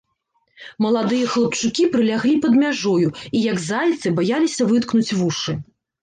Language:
Belarusian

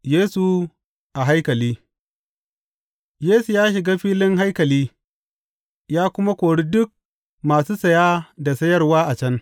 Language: Hausa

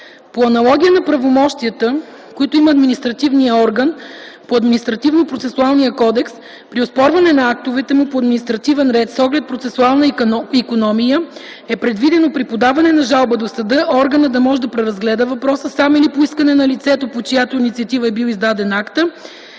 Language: Bulgarian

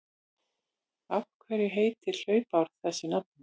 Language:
Icelandic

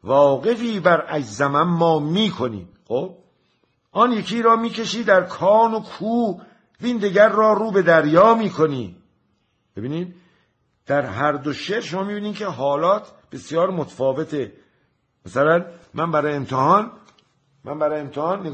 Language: Persian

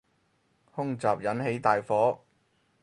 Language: Cantonese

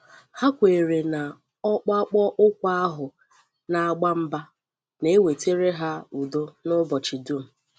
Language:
Igbo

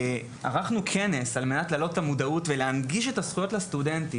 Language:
Hebrew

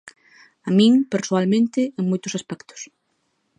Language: Galician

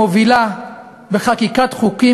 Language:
Hebrew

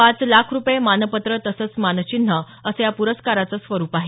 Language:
Marathi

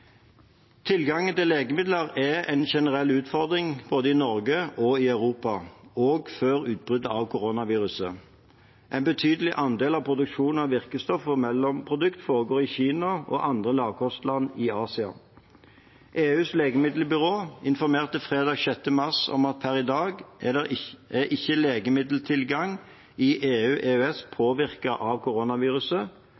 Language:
Norwegian Bokmål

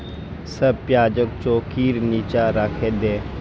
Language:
Magahi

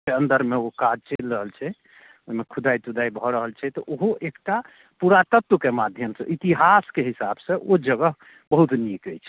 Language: Maithili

